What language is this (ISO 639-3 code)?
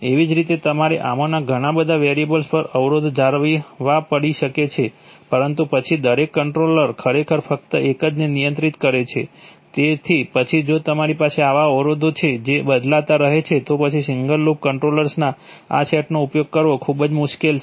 guj